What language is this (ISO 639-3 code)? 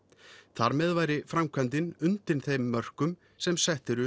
isl